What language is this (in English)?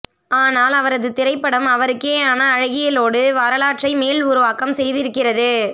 Tamil